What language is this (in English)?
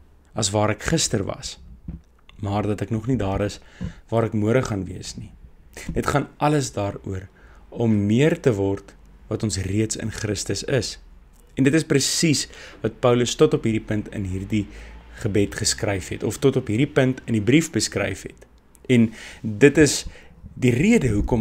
Dutch